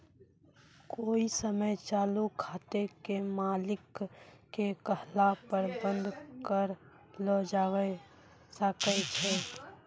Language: Maithili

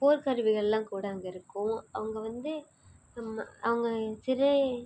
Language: Tamil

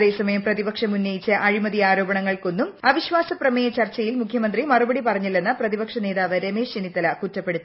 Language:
Malayalam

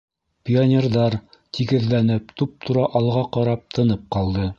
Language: Bashkir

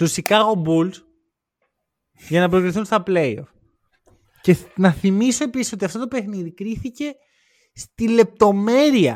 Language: Greek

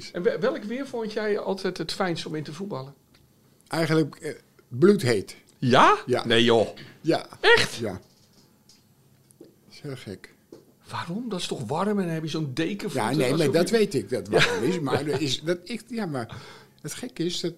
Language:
Dutch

